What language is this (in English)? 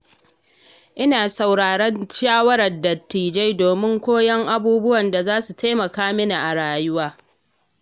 Hausa